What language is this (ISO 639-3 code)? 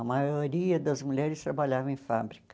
por